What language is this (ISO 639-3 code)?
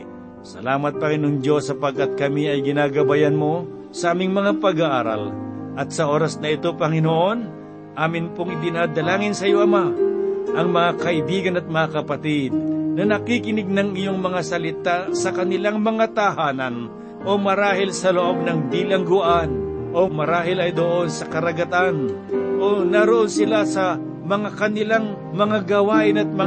fil